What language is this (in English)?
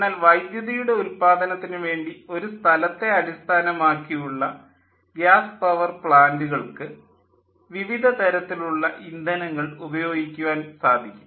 Malayalam